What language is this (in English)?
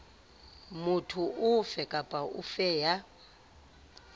Southern Sotho